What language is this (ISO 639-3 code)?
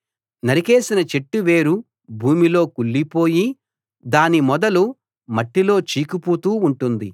tel